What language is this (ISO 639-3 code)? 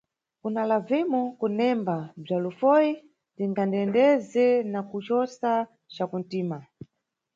nyu